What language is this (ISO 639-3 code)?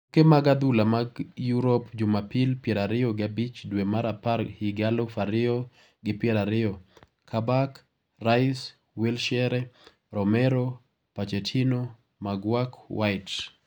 luo